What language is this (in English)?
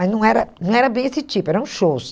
Portuguese